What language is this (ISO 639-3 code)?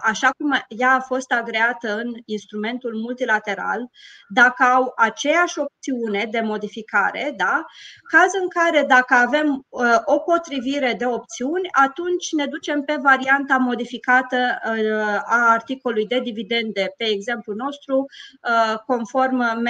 ron